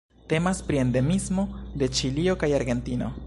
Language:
Esperanto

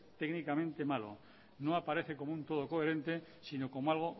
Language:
Spanish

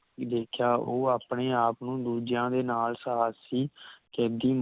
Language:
Punjabi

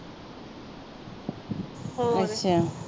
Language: Punjabi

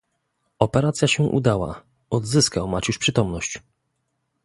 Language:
Polish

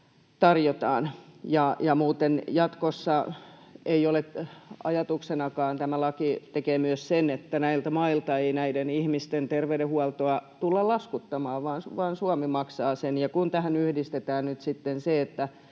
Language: Finnish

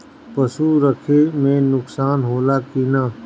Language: Bhojpuri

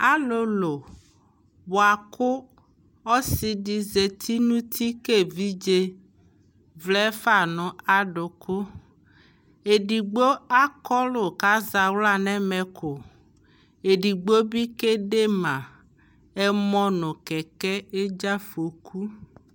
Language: Ikposo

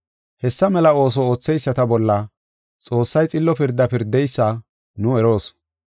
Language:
Gofa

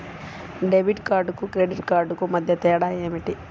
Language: Telugu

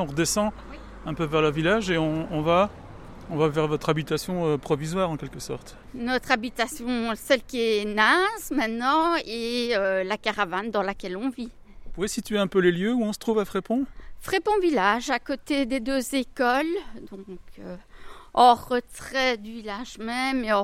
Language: French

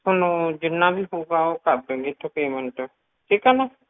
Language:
Punjabi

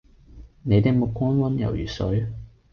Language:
Cantonese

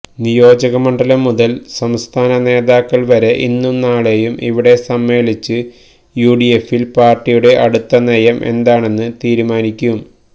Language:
Malayalam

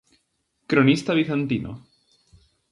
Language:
Galician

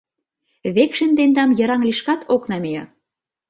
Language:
Mari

